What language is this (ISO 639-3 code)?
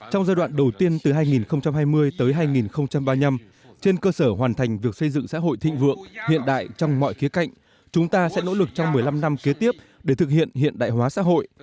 vie